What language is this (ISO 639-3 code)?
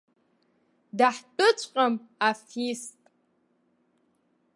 abk